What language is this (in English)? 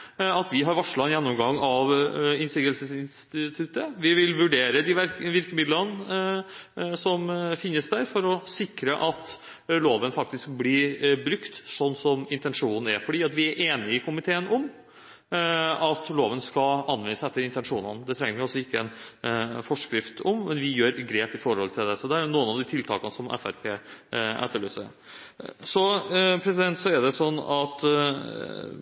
Norwegian Bokmål